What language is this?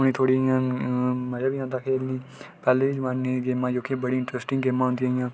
Dogri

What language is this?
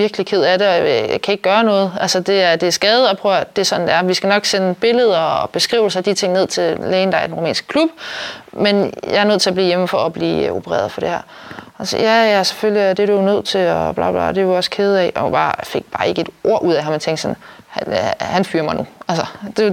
Danish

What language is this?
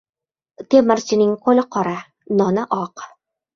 Uzbek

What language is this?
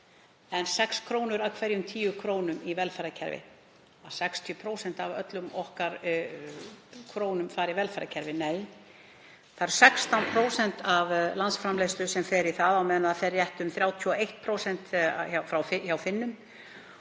Icelandic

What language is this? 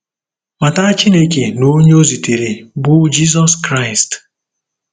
Igbo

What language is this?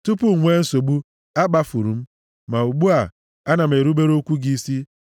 Igbo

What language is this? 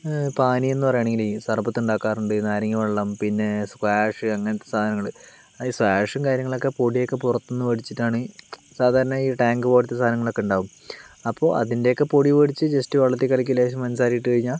Malayalam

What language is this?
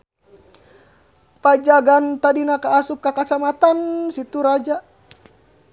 Sundanese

